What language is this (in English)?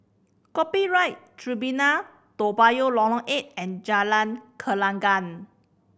English